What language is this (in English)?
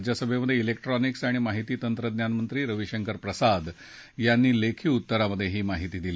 Marathi